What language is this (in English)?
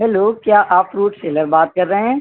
Urdu